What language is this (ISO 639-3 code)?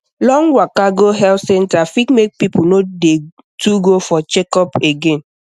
pcm